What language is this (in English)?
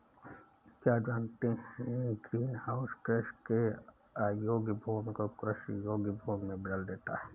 Hindi